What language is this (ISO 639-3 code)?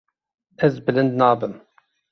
kur